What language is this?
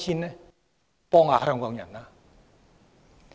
Cantonese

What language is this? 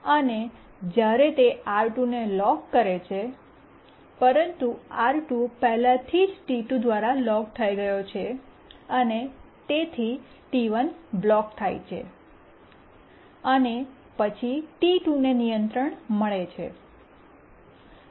Gujarati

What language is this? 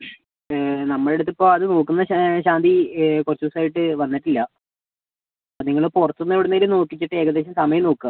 Malayalam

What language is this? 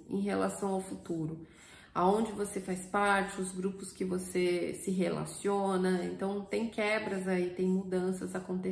Portuguese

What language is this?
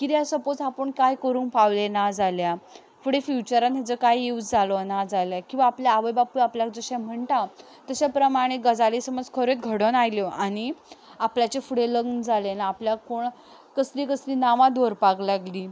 Konkani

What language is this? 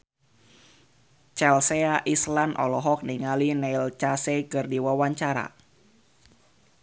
Sundanese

